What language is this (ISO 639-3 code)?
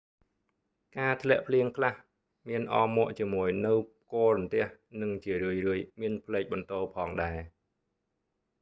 khm